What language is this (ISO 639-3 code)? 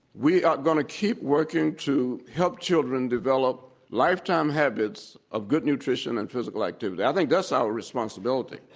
eng